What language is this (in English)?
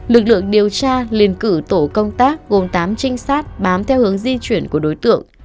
Vietnamese